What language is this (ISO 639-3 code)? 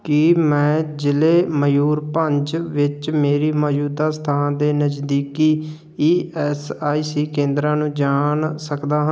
pan